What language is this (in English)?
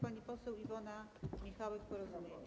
Polish